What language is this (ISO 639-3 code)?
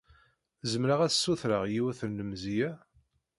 kab